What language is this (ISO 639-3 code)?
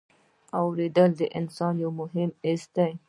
pus